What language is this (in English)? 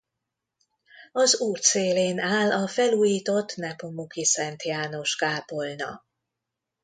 Hungarian